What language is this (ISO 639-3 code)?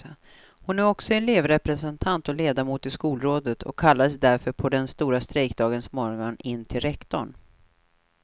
swe